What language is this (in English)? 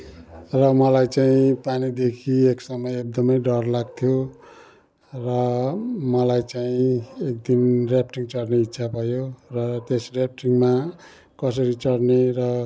Nepali